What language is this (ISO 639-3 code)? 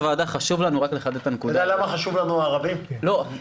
heb